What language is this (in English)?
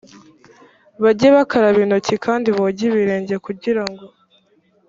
Kinyarwanda